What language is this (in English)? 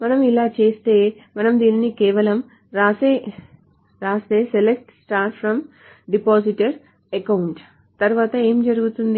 Telugu